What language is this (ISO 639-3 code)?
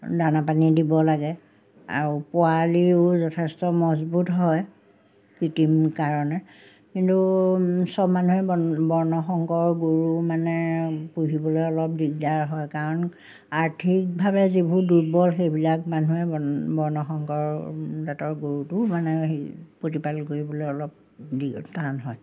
asm